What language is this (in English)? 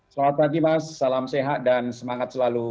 Indonesian